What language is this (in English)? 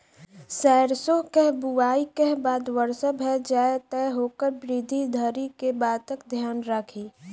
Maithili